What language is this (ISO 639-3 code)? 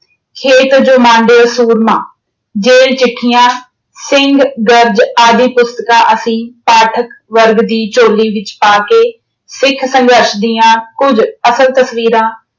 pan